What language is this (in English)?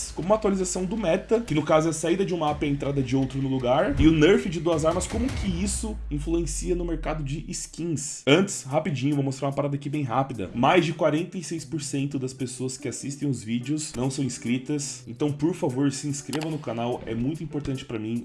Portuguese